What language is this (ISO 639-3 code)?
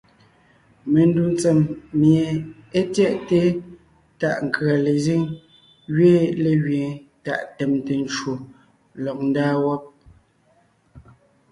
nnh